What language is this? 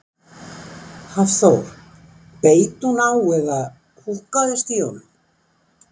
Icelandic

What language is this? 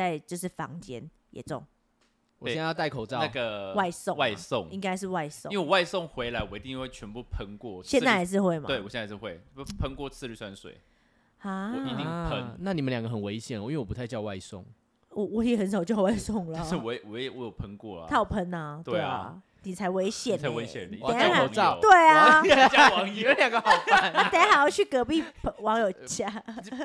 Chinese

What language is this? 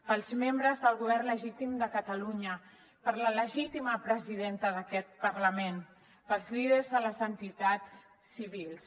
Catalan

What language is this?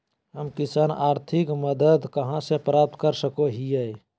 Magahi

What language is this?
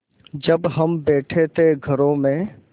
Hindi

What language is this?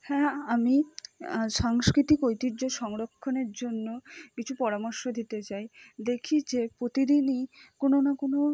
Bangla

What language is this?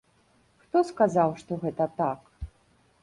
Belarusian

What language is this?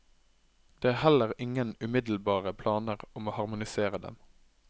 Norwegian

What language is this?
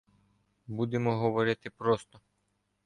Ukrainian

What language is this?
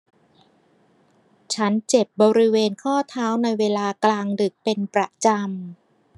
Thai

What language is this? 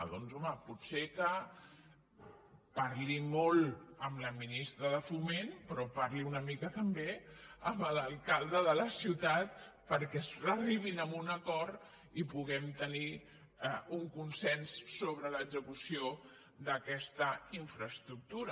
Catalan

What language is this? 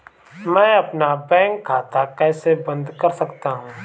Hindi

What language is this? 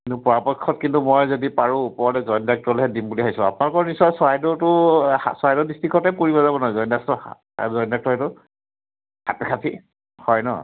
Assamese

